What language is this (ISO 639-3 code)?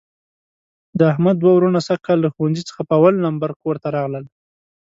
pus